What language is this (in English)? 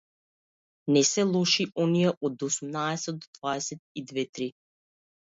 Macedonian